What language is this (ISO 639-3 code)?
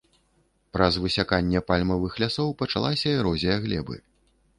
bel